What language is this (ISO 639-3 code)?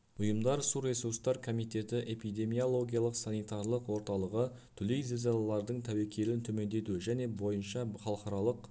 kaz